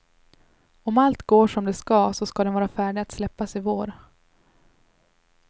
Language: Swedish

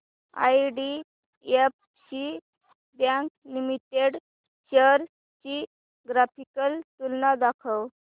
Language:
Marathi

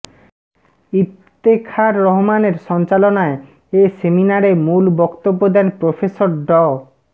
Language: Bangla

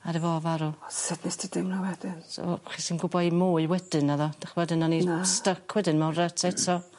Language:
Welsh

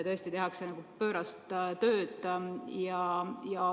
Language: Estonian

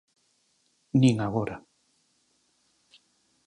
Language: Galician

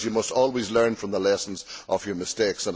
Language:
English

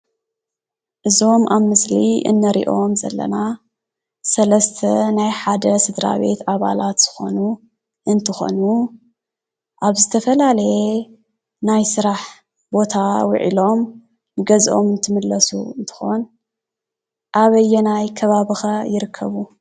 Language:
Tigrinya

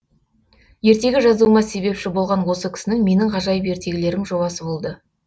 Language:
Kazakh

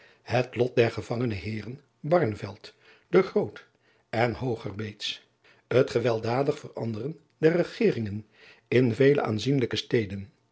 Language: Dutch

